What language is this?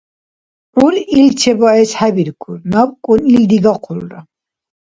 Dargwa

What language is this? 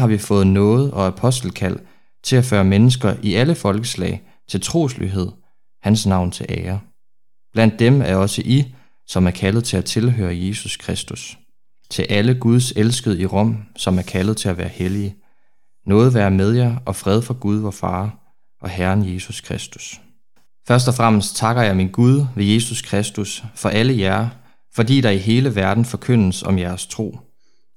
Danish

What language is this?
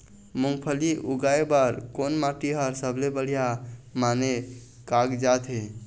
Chhattisgarhi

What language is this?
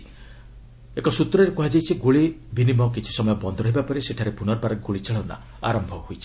Odia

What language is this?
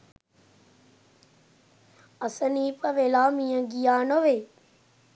Sinhala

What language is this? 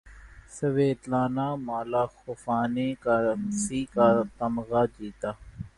Urdu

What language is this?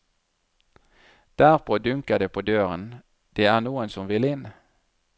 Norwegian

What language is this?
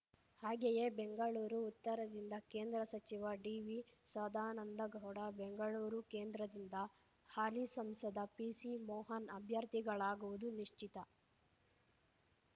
Kannada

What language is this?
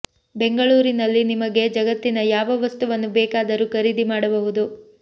Kannada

